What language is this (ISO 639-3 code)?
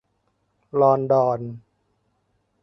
tha